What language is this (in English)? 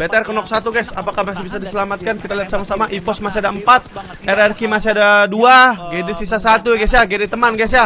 Indonesian